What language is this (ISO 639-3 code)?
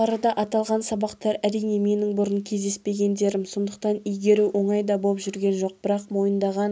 kaz